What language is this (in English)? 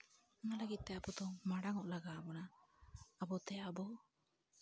Santali